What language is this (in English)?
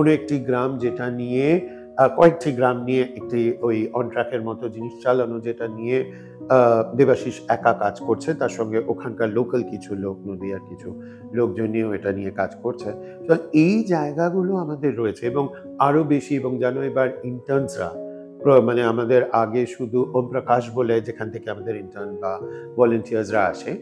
Bangla